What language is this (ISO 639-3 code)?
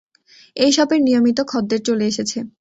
ben